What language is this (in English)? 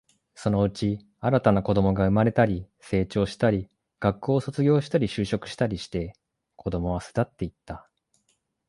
Japanese